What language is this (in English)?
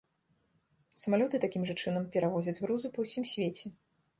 Belarusian